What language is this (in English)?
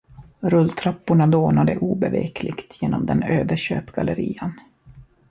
Swedish